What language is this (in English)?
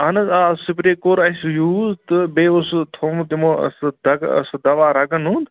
Kashmiri